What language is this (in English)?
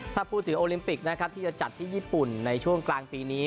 Thai